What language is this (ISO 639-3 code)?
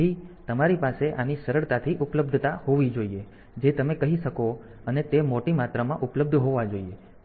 guj